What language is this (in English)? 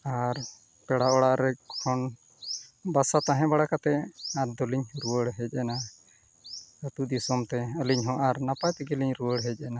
Santali